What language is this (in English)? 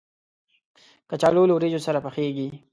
Pashto